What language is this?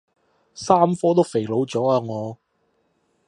Cantonese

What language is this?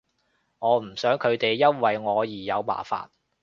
Cantonese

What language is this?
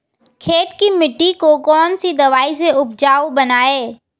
Hindi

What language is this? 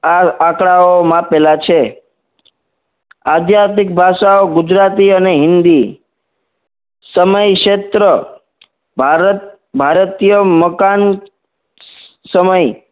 Gujarati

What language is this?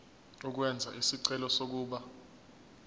Zulu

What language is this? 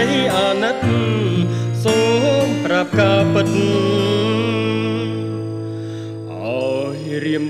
Thai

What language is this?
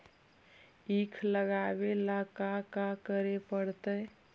Magahi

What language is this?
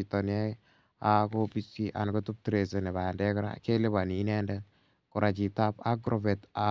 Kalenjin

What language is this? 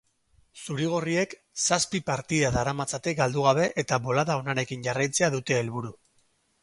Basque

